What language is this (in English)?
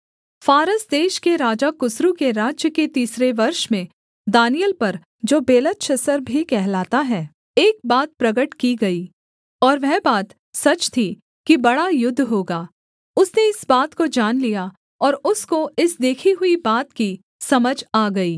Hindi